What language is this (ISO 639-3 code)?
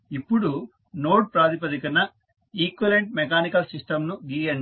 tel